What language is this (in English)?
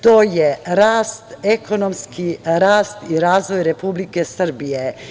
Serbian